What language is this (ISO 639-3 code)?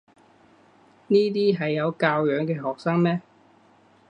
yue